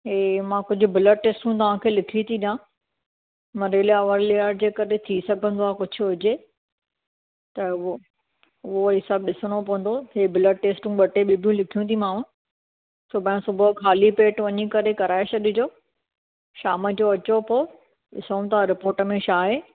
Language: Sindhi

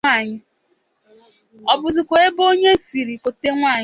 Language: Igbo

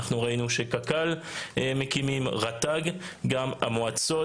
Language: Hebrew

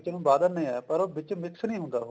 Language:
Punjabi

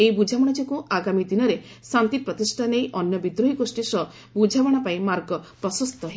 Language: Odia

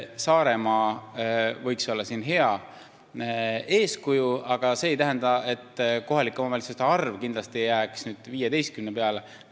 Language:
Estonian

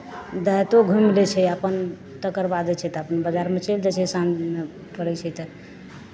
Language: Maithili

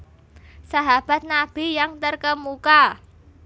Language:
Javanese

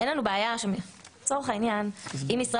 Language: Hebrew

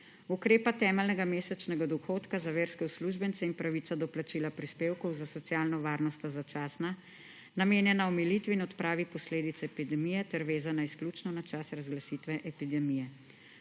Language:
Slovenian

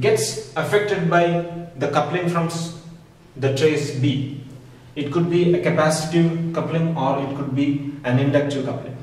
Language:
English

